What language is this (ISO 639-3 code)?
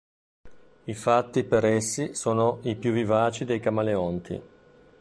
ita